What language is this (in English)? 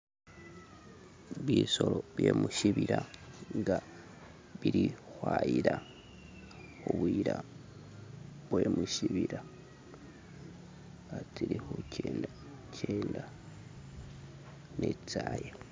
Masaaba